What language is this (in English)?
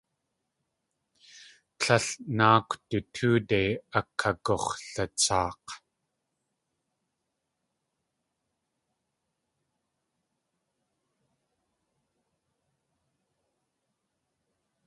Tlingit